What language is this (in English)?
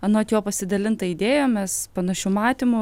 Lithuanian